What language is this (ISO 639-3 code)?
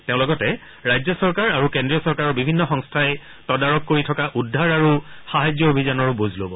asm